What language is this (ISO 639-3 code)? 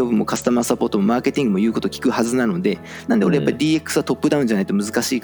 jpn